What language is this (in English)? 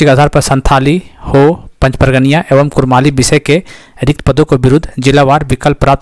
Hindi